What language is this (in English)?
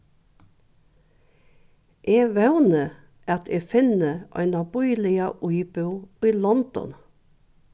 Faroese